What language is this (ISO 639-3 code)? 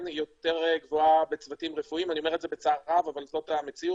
heb